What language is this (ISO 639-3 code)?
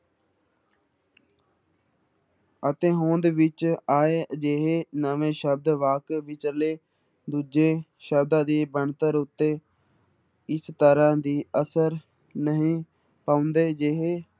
pan